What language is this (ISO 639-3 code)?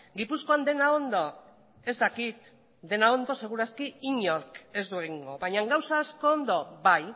eus